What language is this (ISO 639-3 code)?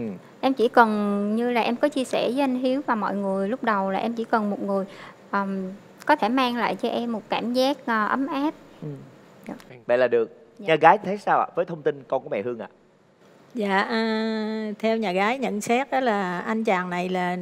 vie